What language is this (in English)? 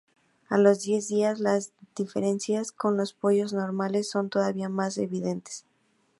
Spanish